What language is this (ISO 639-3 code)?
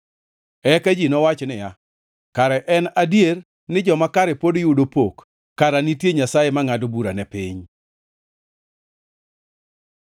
luo